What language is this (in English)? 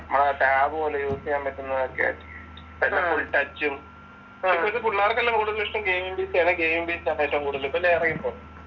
Malayalam